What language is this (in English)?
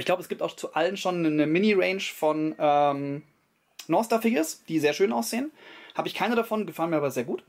German